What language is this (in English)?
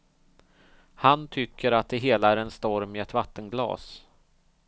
Swedish